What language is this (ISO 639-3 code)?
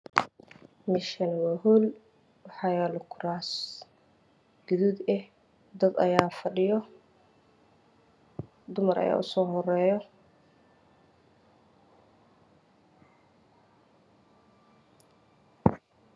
som